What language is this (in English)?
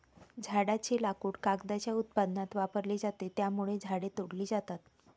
Marathi